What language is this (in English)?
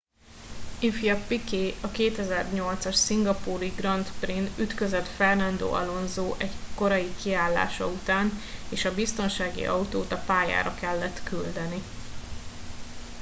Hungarian